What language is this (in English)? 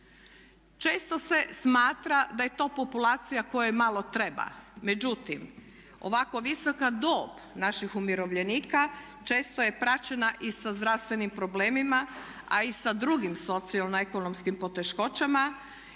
Croatian